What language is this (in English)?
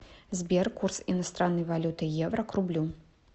Russian